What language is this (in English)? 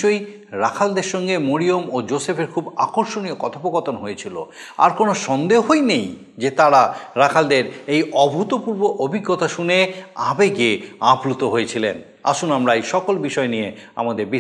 Bangla